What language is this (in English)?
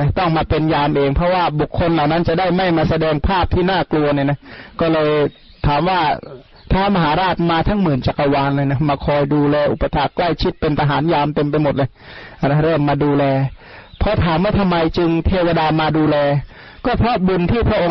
Thai